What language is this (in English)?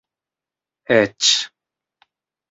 Esperanto